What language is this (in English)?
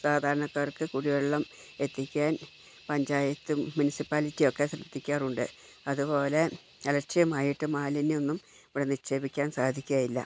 Malayalam